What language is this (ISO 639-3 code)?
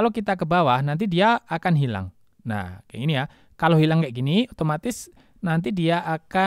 ind